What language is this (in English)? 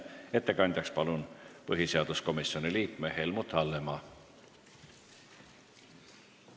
Estonian